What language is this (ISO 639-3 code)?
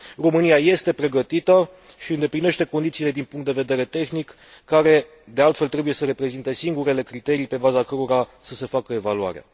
ron